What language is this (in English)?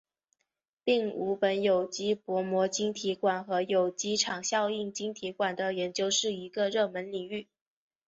Chinese